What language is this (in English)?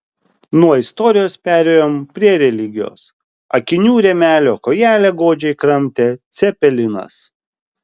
Lithuanian